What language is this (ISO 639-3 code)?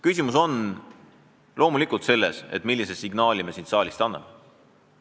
est